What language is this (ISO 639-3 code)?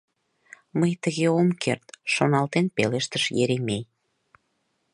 chm